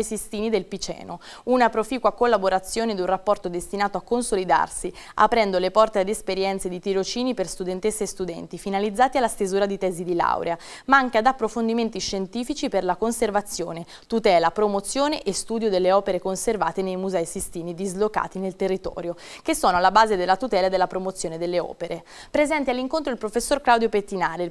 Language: Italian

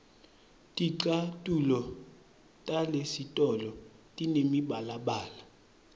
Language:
Swati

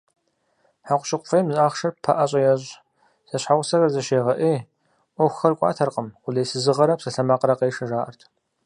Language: Kabardian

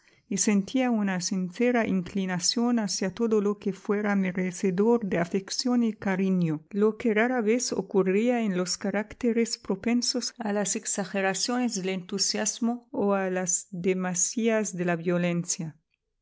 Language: Spanish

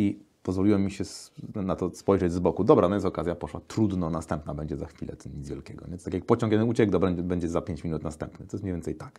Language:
Polish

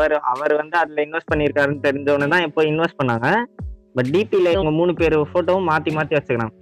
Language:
Tamil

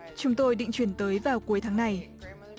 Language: Vietnamese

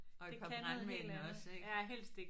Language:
Danish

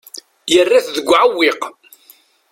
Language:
Kabyle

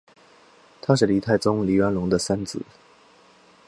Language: Chinese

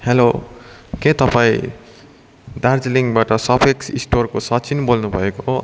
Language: Nepali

